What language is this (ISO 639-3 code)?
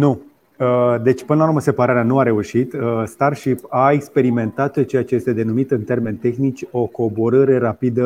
ron